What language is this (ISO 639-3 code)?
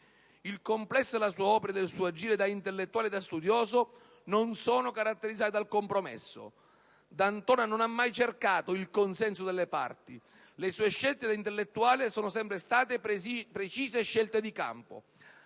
ita